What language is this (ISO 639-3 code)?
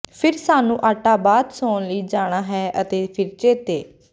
pan